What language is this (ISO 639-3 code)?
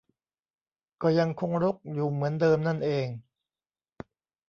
tha